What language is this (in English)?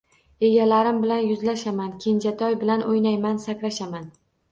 Uzbek